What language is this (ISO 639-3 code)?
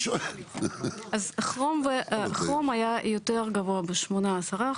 heb